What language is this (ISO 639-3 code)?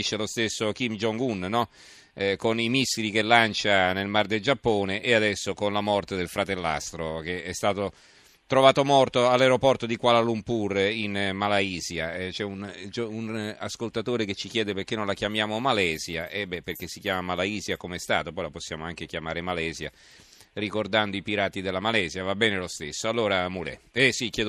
ita